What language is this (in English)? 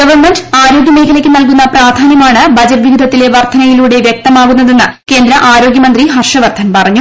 Malayalam